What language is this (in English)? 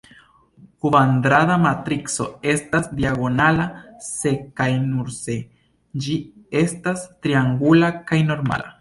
Esperanto